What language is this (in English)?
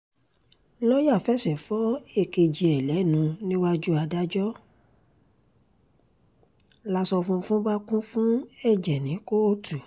Yoruba